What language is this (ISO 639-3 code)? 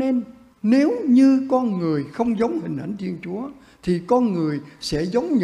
vie